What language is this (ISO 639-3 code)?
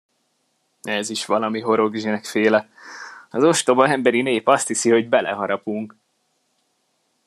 hun